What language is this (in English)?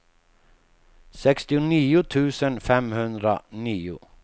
Swedish